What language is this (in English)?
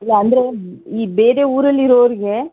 Kannada